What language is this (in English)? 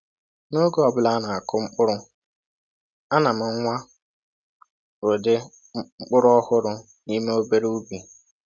Igbo